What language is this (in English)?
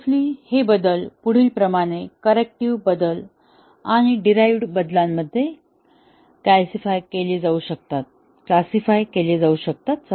Marathi